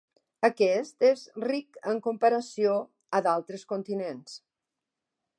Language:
Catalan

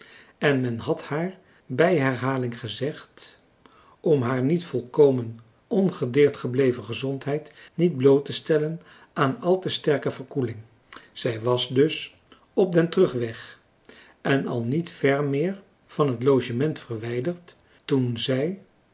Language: Dutch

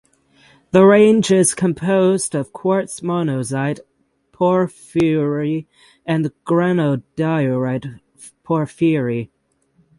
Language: English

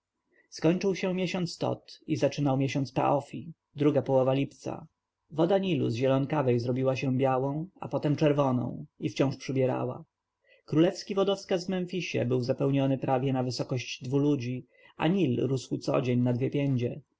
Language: Polish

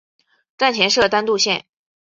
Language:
Chinese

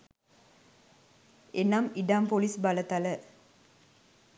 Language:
Sinhala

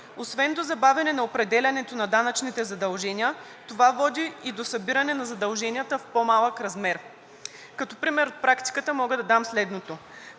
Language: Bulgarian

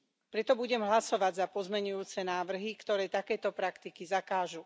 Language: Slovak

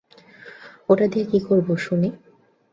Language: Bangla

